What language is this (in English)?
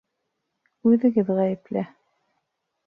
Bashkir